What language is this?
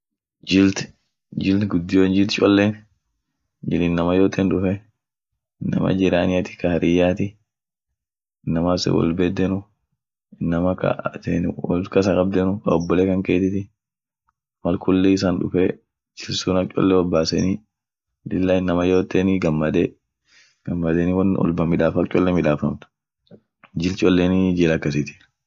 Orma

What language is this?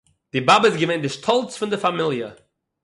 Yiddish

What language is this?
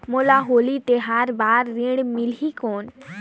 Chhattisgarhi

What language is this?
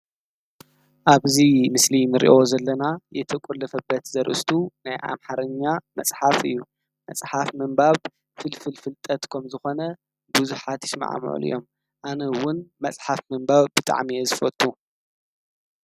Tigrinya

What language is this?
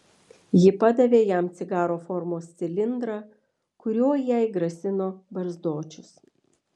Lithuanian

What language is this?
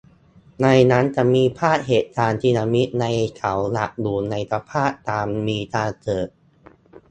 Thai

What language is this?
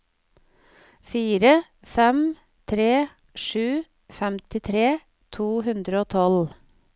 Norwegian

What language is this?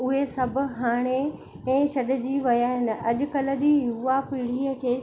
Sindhi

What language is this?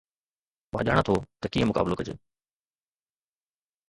Sindhi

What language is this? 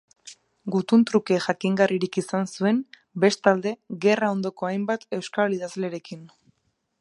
Basque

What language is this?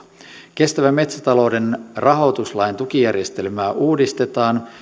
Finnish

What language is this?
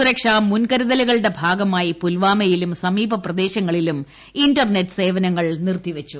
Malayalam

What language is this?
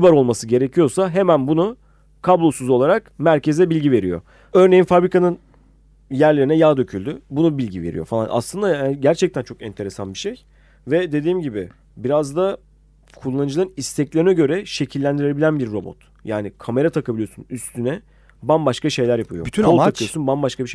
Turkish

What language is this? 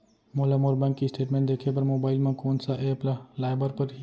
Chhattisgarhi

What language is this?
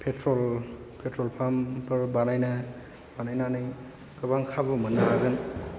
Bodo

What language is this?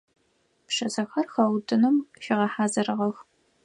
Adyghe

